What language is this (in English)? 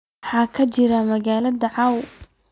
Somali